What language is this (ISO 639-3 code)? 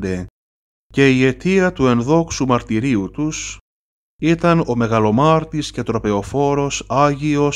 ell